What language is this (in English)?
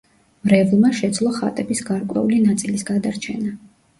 Georgian